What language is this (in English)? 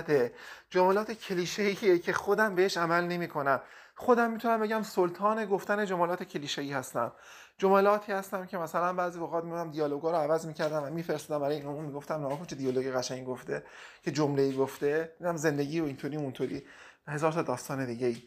Persian